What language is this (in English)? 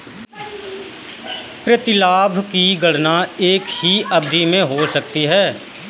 Hindi